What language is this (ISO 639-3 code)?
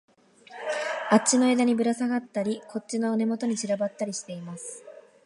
jpn